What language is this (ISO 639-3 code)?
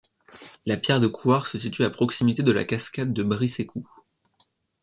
fra